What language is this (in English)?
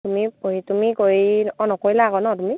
Assamese